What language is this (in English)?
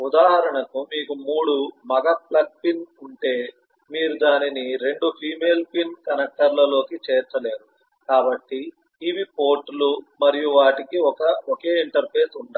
Telugu